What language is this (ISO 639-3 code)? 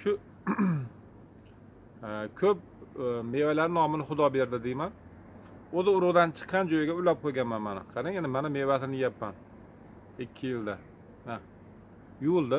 tur